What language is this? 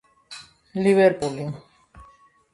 Georgian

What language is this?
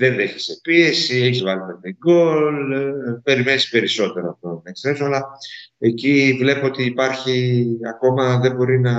Greek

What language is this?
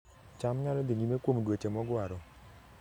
Luo (Kenya and Tanzania)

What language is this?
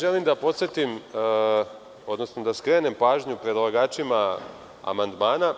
Serbian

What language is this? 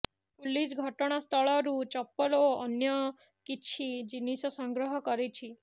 Odia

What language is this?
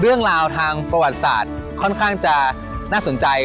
Thai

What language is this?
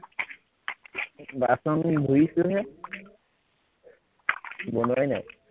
Assamese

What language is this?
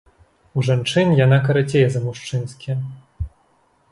Belarusian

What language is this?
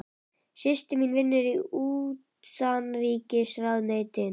Icelandic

